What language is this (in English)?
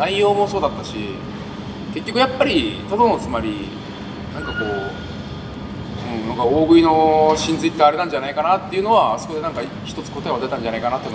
Japanese